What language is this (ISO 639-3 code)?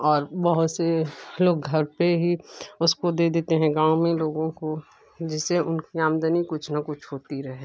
hin